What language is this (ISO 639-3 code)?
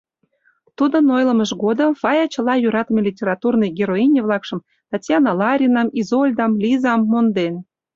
chm